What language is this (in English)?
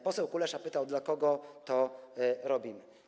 Polish